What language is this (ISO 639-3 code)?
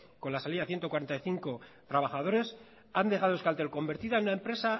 spa